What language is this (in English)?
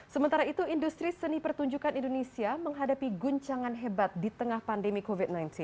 Indonesian